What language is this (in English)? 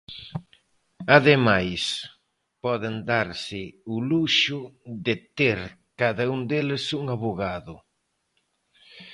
Galician